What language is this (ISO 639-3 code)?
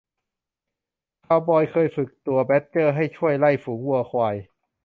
tha